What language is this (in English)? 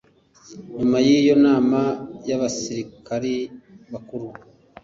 Kinyarwanda